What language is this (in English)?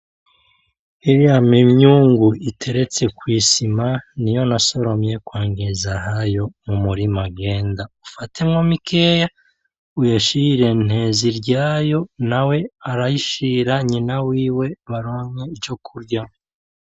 Rundi